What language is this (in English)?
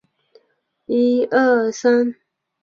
Chinese